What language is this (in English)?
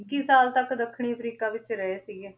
Punjabi